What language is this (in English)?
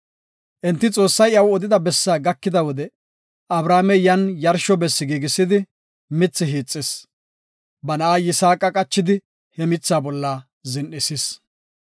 Gofa